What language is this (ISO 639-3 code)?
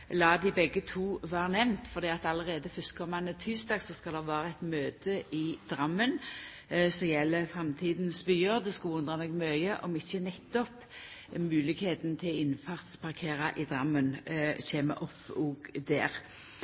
nno